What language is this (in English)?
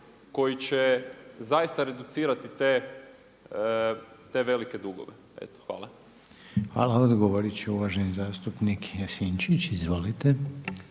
Croatian